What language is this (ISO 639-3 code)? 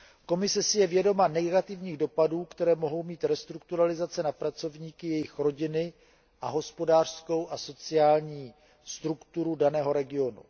ces